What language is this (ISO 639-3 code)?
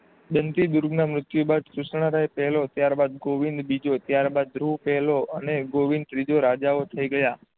guj